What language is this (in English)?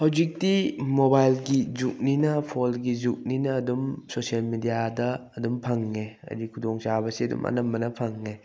Manipuri